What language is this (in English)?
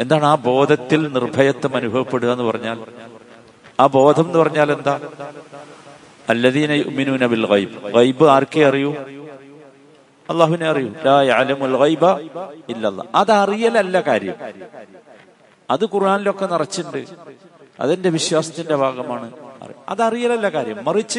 Malayalam